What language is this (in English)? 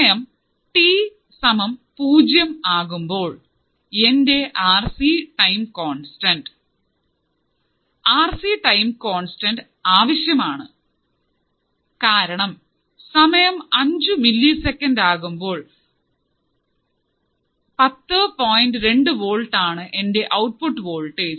Malayalam